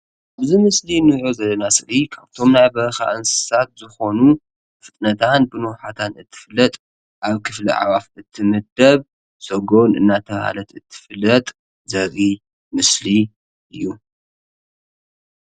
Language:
Tigrinya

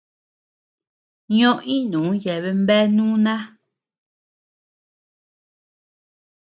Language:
Tepeuxila Cuicatec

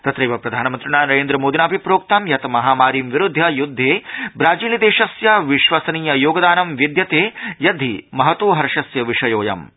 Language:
Sanskrit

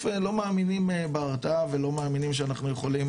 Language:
Hebrew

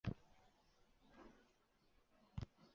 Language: Chinese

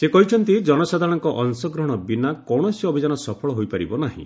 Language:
Odia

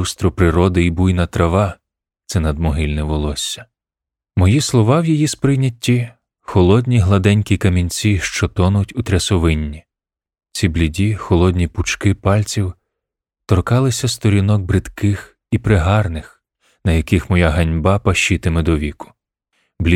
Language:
Ukrainian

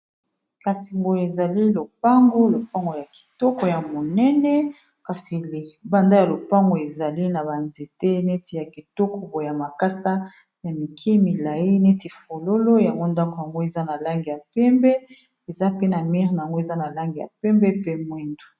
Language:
Lingala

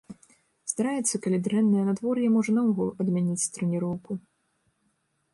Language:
Belarusian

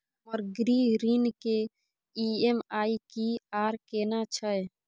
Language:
Maithili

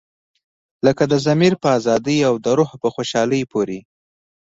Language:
Pashto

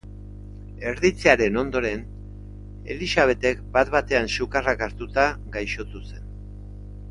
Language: Basque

